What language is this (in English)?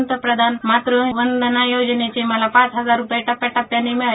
Marathi